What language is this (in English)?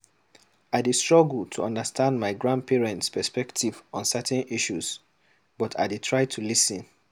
Nigerian Pidgin